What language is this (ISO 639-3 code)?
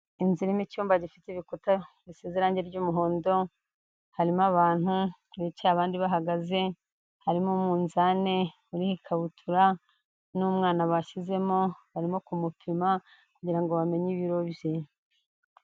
kin